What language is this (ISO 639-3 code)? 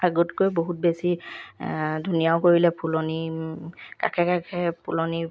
asm